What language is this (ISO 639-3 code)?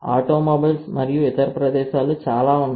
tel